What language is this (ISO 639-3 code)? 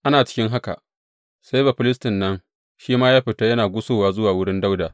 hau